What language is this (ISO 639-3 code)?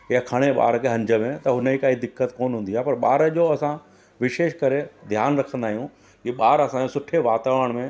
snd